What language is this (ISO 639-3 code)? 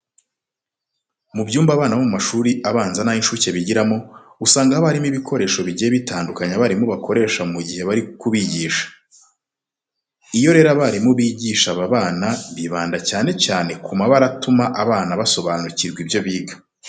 kin